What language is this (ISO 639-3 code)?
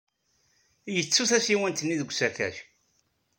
kab